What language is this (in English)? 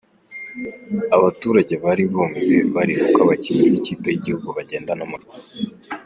Kinyarwanda